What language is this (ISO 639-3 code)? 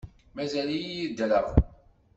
kab